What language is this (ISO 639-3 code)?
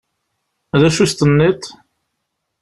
kab